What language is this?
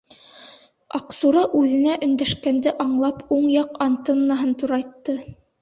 Bashkir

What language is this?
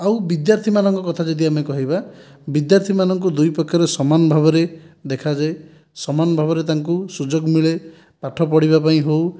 Odia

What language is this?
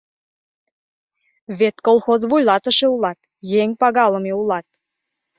Mari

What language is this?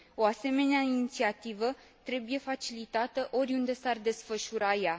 Romanian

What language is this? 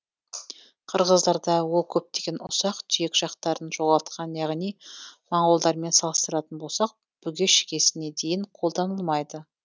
Kazakh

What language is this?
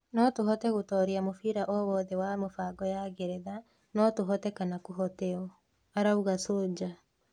Kikuyu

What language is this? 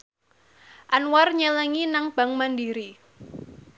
Javanese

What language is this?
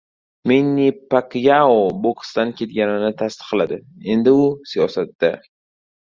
Uzbek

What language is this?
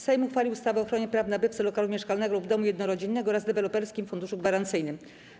Polish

